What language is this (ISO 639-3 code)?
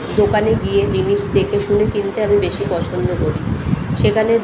ben